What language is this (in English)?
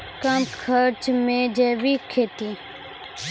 Maithili